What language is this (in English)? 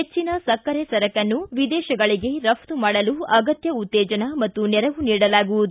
Kannada